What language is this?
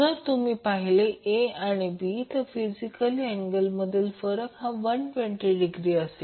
Marathi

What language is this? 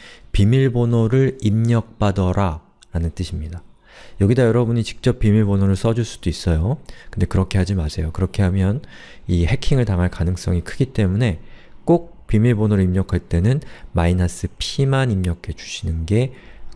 Korean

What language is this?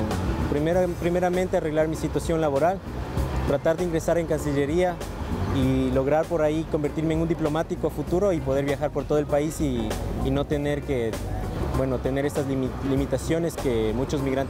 Spanish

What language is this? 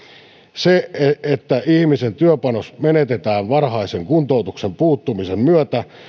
Finnish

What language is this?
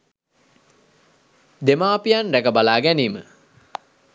Sinhala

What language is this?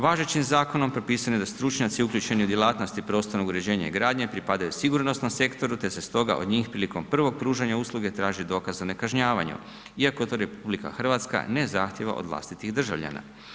Croatian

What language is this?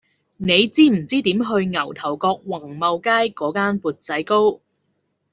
Cantonese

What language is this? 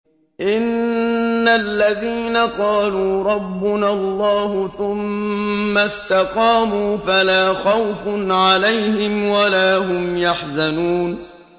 Arabic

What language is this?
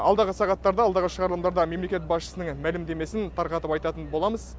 Kazakh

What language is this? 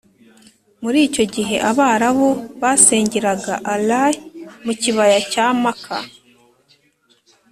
Kinyarwanda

